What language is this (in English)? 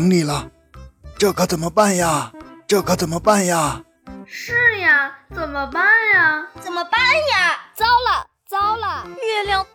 Chinese